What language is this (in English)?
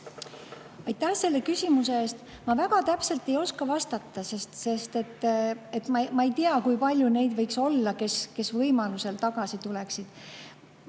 Estonian